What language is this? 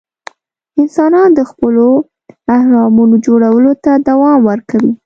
Pashto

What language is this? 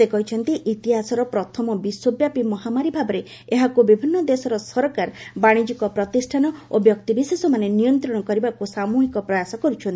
Odia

